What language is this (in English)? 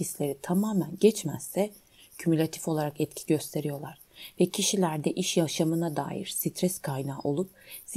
Turkish